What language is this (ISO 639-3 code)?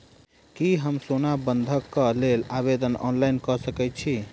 mai